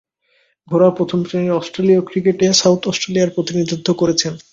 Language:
Bangla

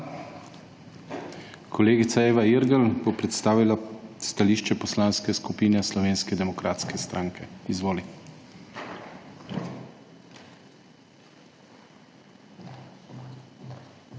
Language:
Slovenian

